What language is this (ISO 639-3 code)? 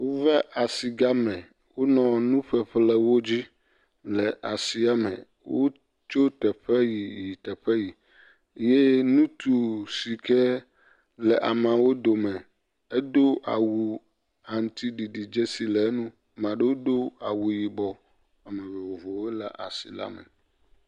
ewe